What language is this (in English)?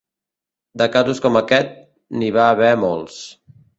Catalan